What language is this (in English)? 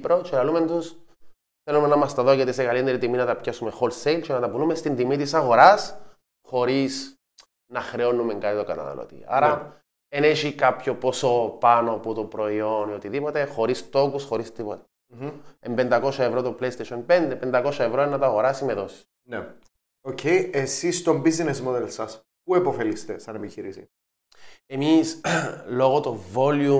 Greek